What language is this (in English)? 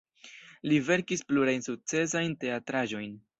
Esperanto